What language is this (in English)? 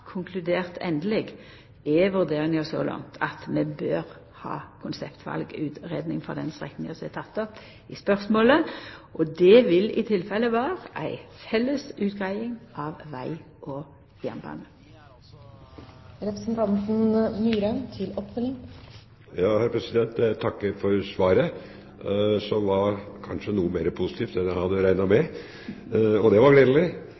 Norwegian